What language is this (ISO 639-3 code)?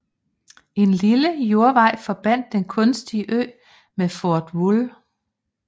dan